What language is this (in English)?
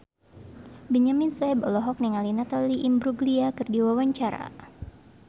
Sundanese